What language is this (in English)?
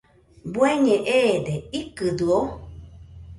Nüpode Huitoto